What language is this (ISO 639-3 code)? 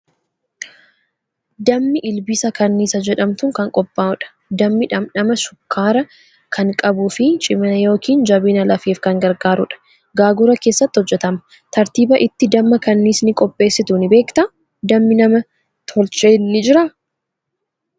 orm